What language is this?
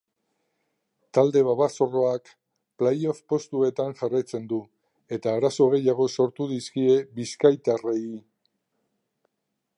Basque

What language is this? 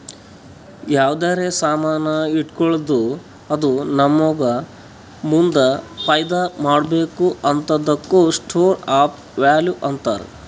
Kannada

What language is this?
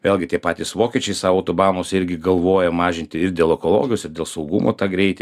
Lithuanian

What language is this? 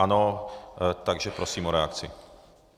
Czech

